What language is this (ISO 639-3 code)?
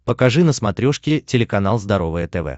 rus